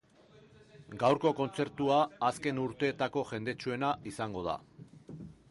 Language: Basque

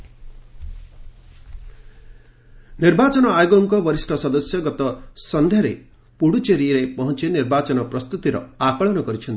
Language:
Odia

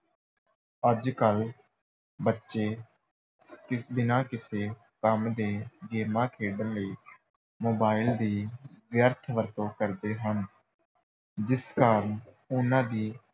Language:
Punjabi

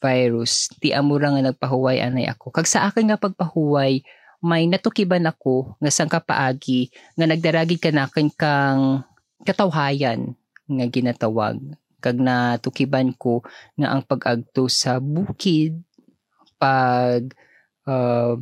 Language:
Filipino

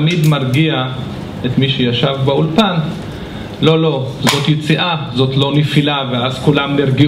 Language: Hebrew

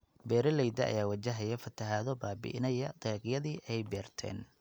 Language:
Somali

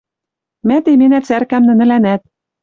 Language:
Western Mari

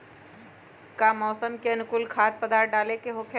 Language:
Magahi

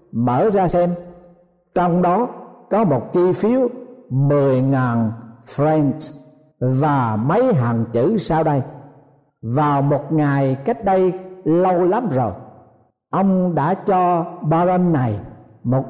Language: Vietnamese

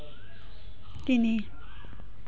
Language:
Assamese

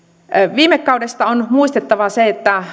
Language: Finnish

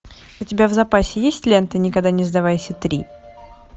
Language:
Russian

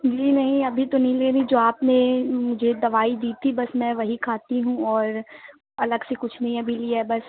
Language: Urdu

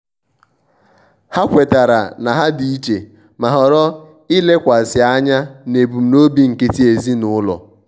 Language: Igbo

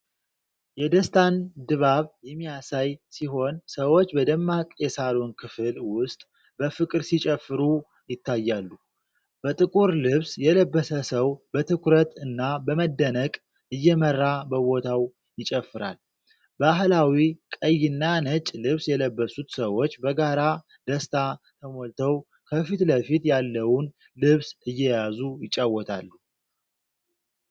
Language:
Amharic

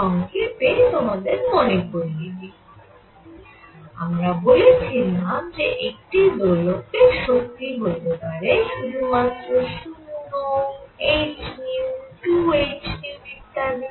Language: Bangla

